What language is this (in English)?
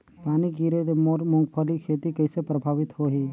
Chhattisgarhi